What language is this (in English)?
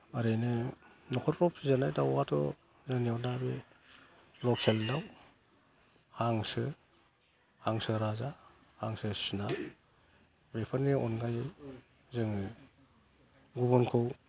Bodo